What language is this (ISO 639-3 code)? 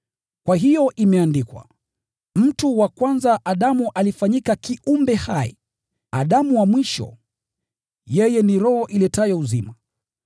swa